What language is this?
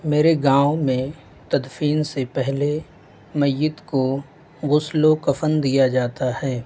Urdu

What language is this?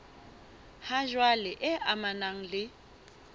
Southern Sotho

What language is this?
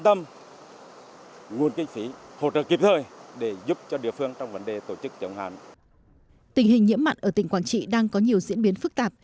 Vietnamese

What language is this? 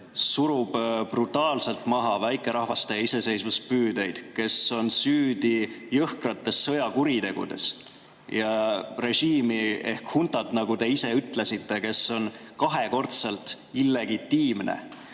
Estonian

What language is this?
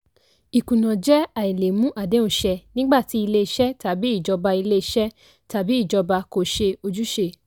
Yoruba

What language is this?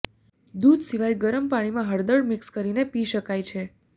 Gujarati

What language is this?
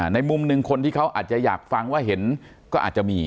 Thai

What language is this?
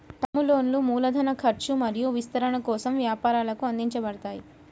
Telugu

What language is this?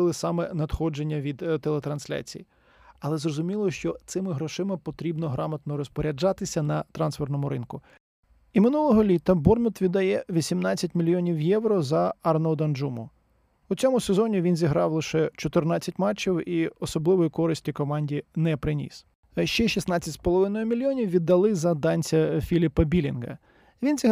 Ukrainian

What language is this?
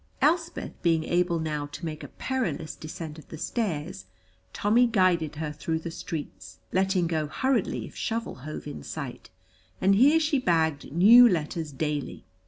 English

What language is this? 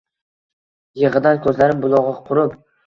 Uzbek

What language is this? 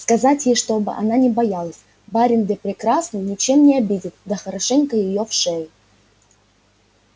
Russian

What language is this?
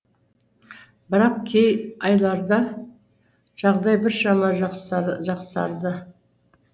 Kazakh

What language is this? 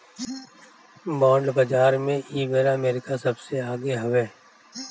Bhojpuri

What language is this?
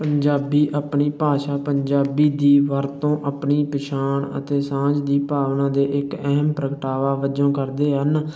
Punjabi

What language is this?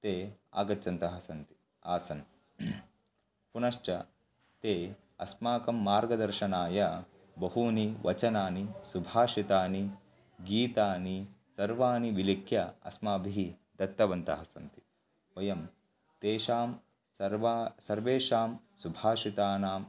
Sanskrit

